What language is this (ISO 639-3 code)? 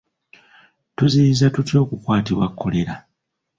lug